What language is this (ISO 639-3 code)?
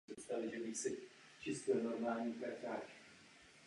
ces